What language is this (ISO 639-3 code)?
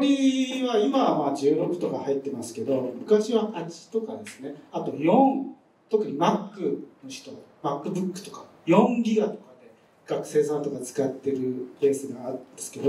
jpn